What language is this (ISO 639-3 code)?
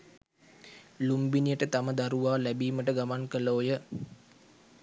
sin